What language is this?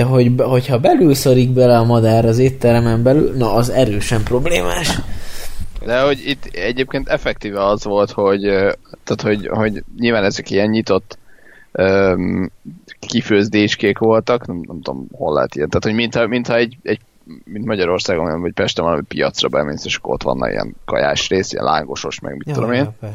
Hungarian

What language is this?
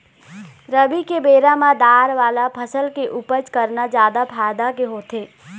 Chhattisgarhi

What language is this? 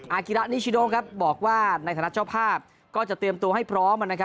Thai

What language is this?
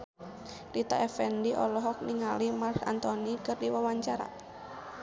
Sundanese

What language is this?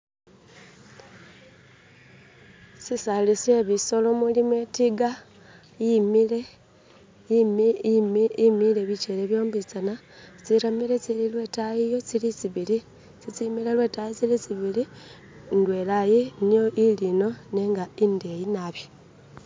Masaaba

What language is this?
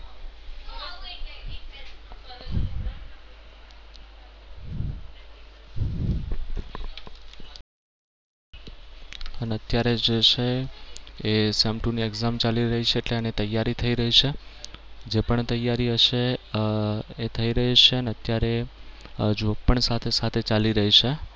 Gujarati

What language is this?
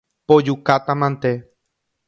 Guarani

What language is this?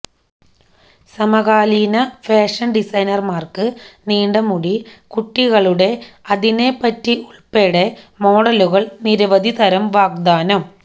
Malayalam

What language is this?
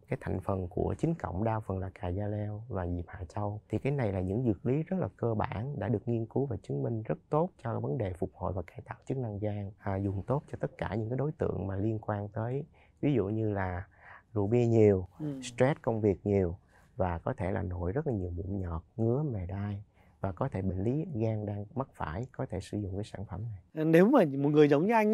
Vietnamese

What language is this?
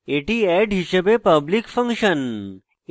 Bangla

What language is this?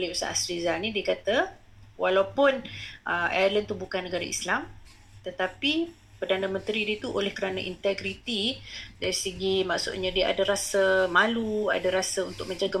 Malay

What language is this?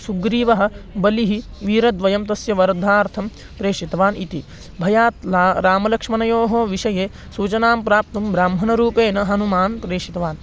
Sanskrit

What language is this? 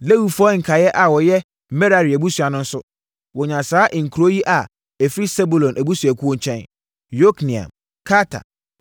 Akan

